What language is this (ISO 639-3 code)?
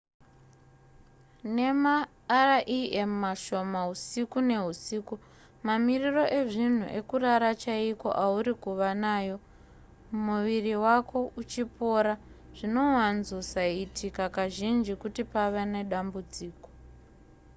sna